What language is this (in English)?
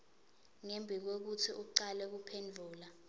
Swati